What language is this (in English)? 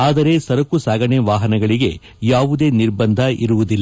Kannada